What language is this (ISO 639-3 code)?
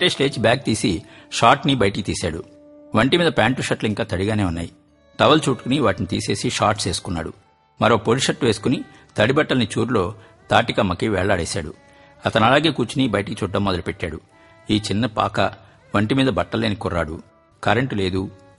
tel